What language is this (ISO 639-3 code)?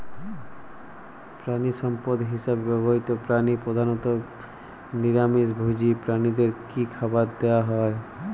ben